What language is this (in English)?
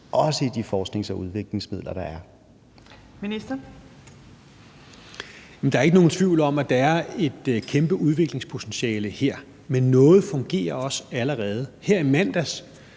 Danish